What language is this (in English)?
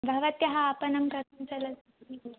Sanskrit